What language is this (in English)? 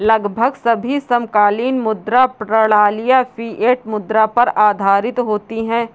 Hindi